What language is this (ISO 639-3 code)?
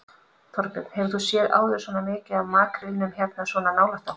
isl